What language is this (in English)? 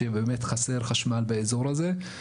Hebrew